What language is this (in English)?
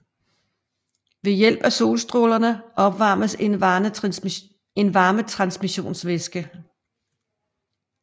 Danish